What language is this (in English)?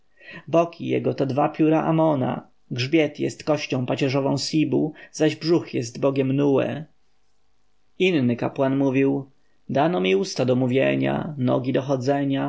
Polish